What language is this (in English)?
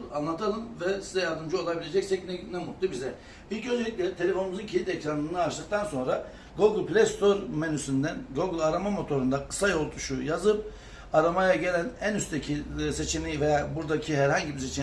Turkish